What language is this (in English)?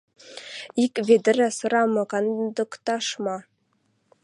Western Mari